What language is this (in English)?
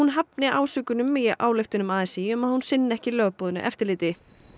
Icelandic